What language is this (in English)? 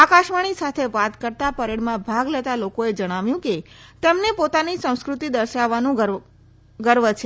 Gujarati